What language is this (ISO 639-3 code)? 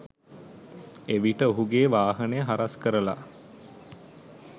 sin